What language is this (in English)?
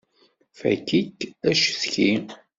Kabyle